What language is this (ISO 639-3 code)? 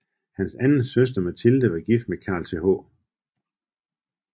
dan